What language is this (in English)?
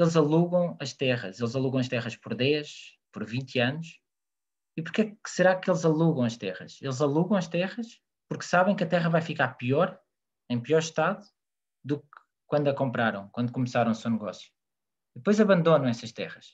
Portuguese